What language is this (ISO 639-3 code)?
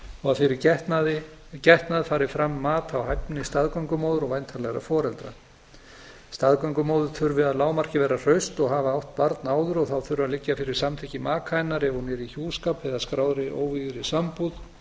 isl